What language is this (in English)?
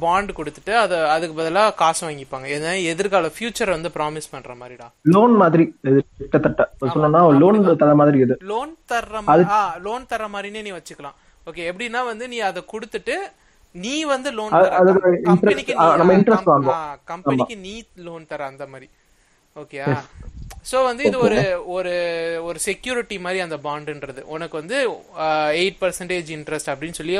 Tamil